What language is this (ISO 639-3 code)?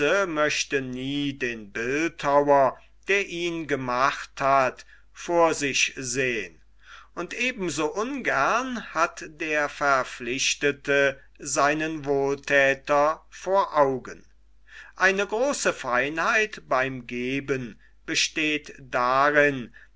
deu